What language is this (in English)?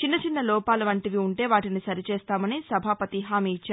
Telugu